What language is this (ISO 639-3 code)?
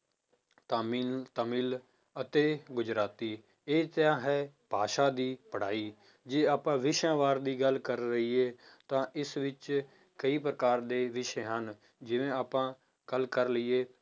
pan